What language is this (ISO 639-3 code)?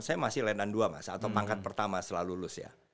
ind